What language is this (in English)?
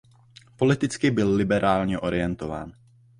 Czech